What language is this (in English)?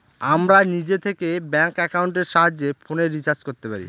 Bangla